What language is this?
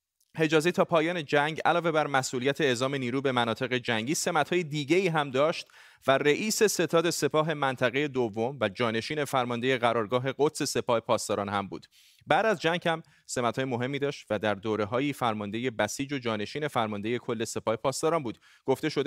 Persian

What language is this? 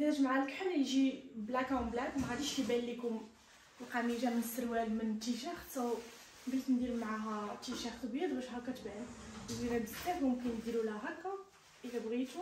Arabic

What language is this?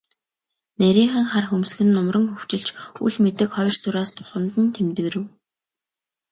Mongolian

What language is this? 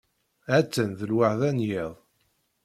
Kabyle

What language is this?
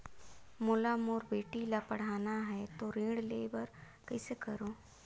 Chhattisgarhi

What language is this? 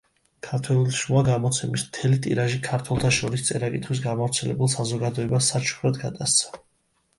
Georgian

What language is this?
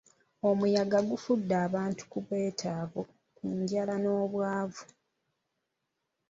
Ganda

